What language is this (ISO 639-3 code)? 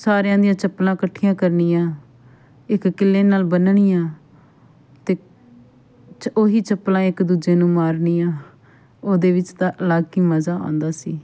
pan